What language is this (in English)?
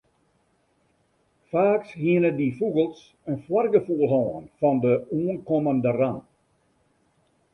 Western Frisian